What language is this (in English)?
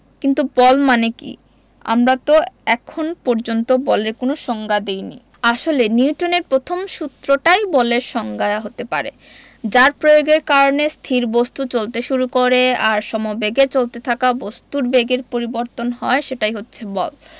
Bangla